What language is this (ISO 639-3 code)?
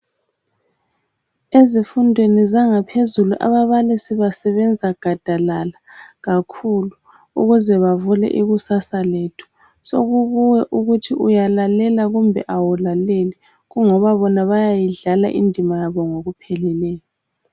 nde